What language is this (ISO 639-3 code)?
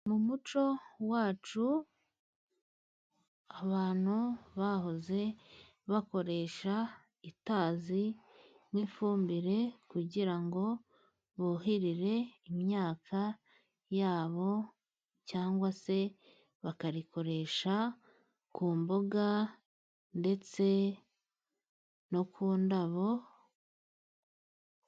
kin